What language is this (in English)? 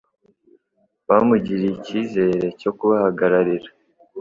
Kinyarwanda